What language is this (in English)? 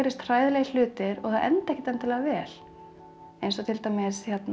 Icelandic